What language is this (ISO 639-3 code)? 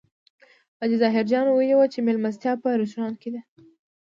pus